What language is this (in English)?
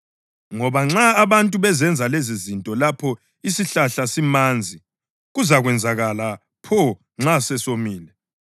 North Ndebele